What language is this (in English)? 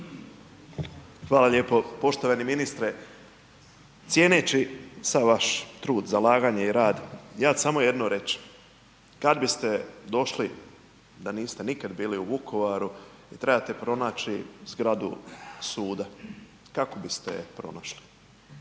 Croatian